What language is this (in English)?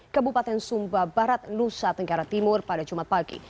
Indonesian